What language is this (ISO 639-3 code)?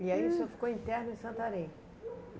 por